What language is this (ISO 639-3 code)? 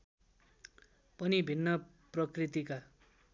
nep